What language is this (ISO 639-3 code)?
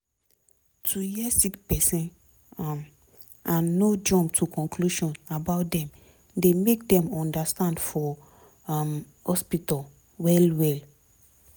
pcm